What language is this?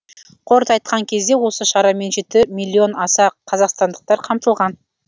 Kazakh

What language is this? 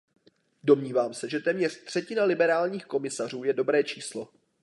Czech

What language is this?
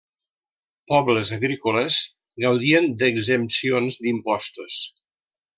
Catalan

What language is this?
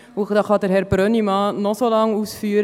Swiss German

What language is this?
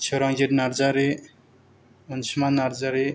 Bodo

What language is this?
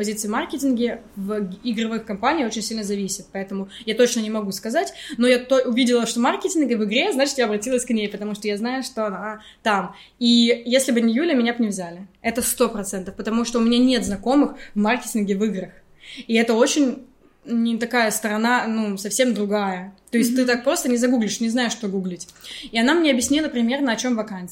Russian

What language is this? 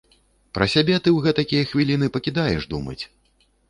Belarusian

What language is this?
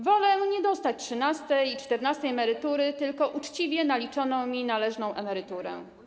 Polish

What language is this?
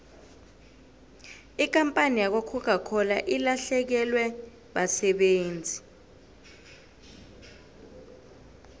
South Ndebele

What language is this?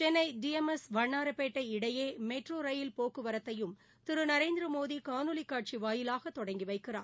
Tamil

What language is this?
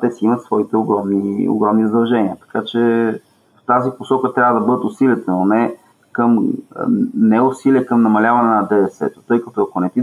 Bulgarian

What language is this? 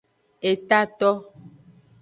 Aja (Benin)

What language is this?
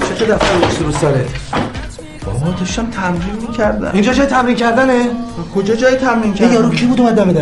Persian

